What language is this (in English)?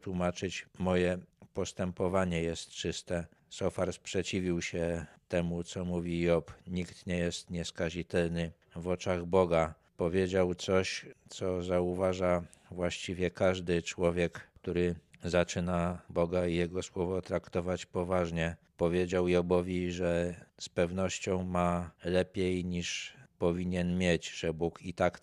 Polish